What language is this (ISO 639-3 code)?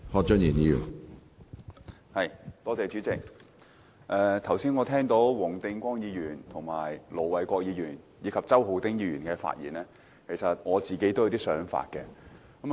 yue